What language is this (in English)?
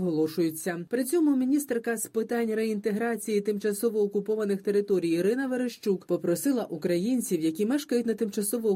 Ukrainian